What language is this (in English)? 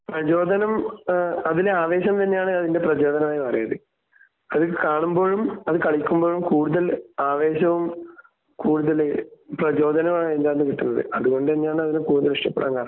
Malayalam